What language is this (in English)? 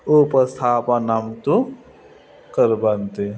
Sanskrit